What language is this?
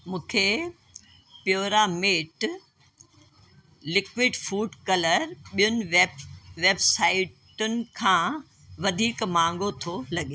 Sindhi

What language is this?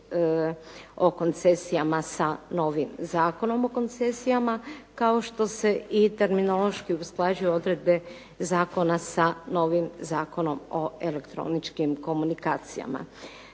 Croatian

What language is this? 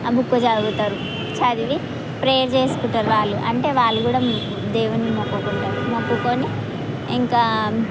Telugu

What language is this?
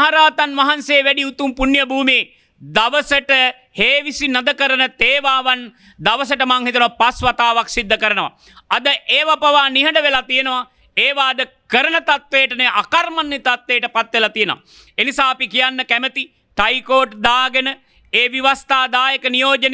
Turkish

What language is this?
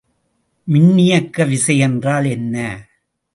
Tamil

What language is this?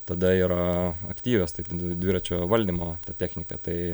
Lithuanian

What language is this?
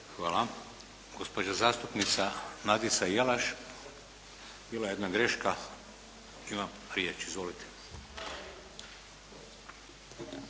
Croatian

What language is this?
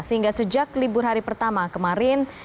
Indonesian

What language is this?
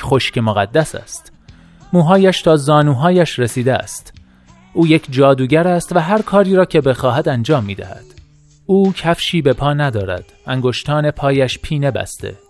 Persian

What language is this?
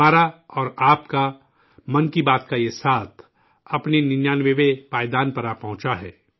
Urdu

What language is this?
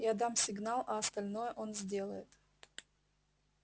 Russian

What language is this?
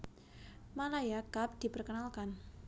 Javanese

